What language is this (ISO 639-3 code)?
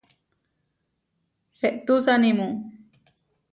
var